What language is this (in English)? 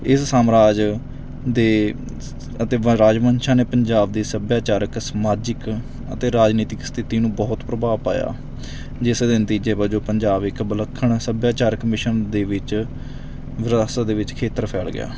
Punjabi